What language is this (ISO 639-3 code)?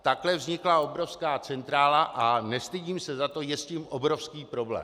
ces